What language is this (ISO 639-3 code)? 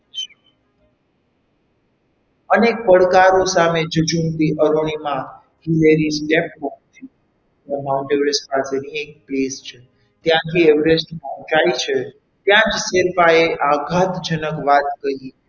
guj